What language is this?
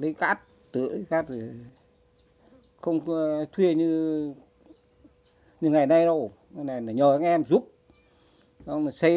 Vietnamese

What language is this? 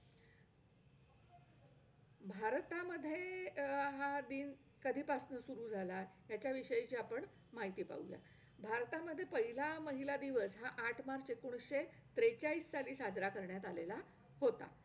Marathi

